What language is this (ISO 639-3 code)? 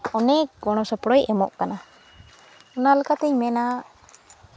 sat